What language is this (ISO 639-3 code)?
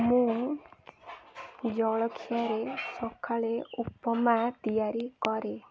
ori